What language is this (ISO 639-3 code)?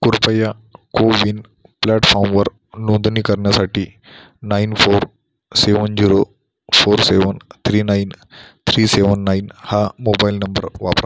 mar